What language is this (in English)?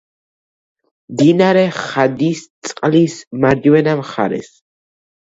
Georgian